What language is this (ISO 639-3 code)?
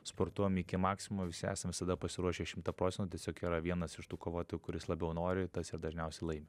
lit